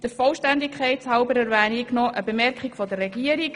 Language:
Swiss German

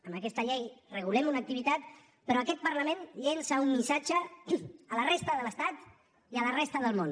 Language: Catalan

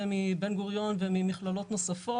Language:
Hebrew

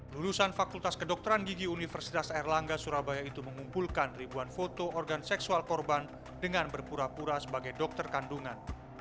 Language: Indonesian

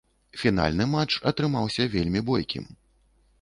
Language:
Belarusian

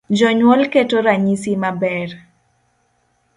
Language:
Luo (Kenya and Tanzania)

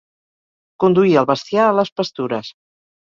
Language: Catalan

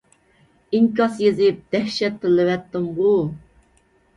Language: Uyghur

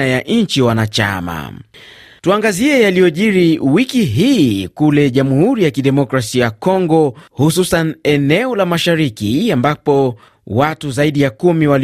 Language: Swahili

